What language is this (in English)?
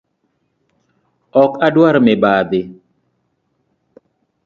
Luo (Kenya and Tanzania)